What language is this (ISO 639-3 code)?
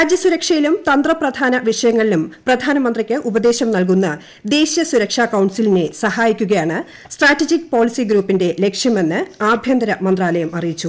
mal